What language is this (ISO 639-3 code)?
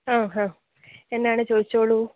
mal